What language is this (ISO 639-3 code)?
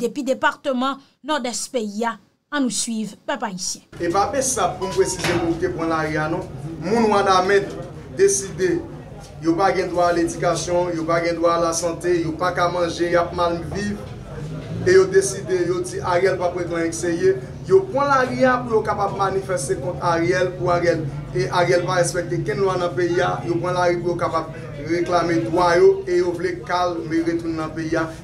fra